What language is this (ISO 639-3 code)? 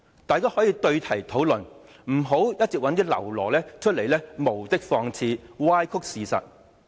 yue